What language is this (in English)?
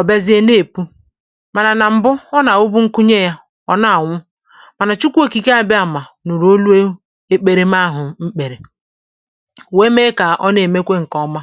Igbo